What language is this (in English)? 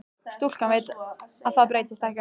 Icelandic